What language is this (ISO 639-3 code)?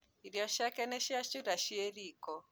kik